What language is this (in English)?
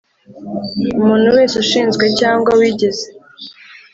Kinyarwanda